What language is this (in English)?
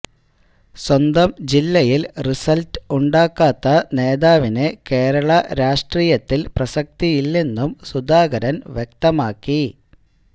Malayalam